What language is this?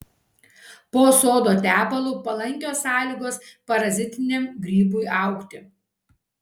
Lithuanian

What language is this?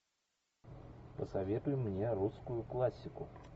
Russian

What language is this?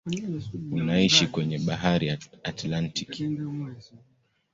Swahili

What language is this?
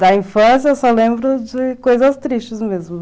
Portuguese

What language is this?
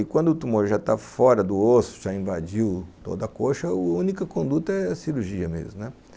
Portuguese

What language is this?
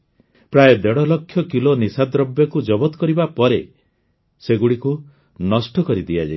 Odia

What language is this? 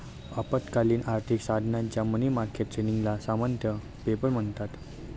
Marathi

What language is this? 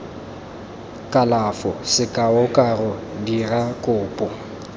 Tswana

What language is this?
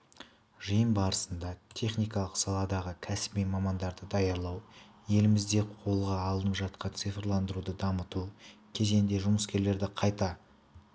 Kazakh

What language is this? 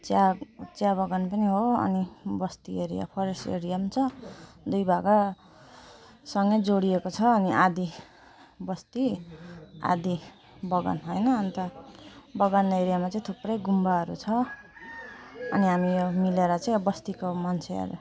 Nepali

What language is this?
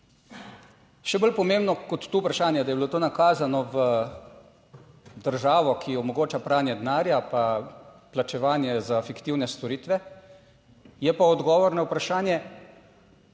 Slovenian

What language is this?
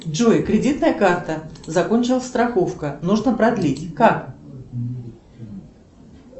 Russian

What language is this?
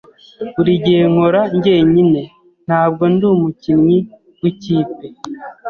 Kinyarwanda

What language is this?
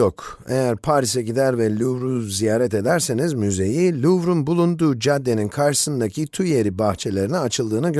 Turkish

